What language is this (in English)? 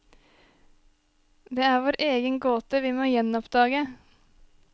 Norwegian